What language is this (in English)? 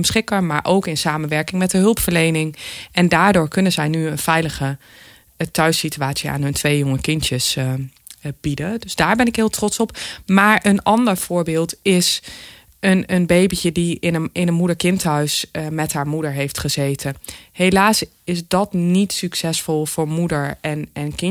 Dutch